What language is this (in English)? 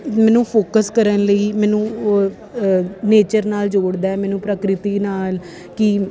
Punjabi